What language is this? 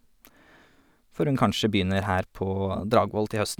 Norwegian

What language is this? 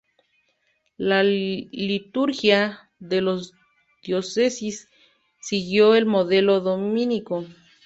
Spanish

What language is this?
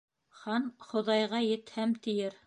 Bashkir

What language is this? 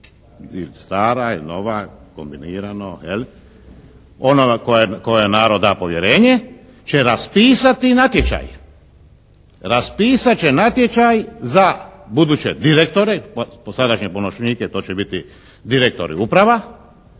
Croatian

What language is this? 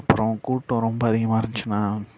Tamil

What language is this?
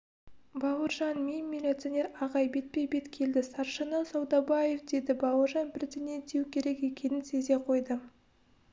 Kazakh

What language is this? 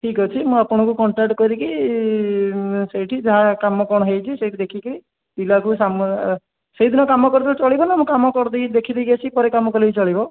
Odia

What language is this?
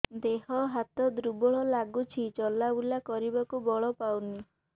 Odia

